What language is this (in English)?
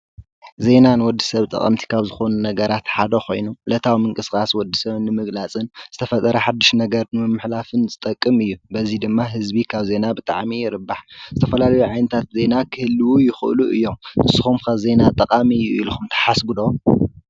Tigrinya